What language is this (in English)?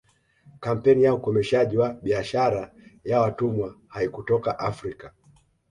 Swahili